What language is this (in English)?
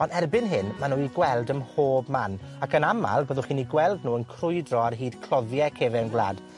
Welsh